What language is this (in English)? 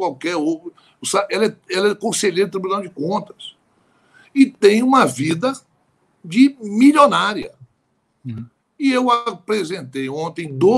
Portuguese